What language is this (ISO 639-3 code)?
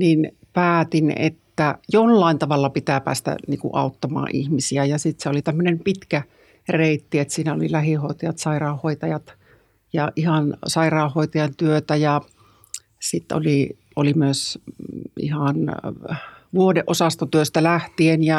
fin